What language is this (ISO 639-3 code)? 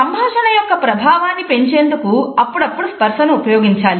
tel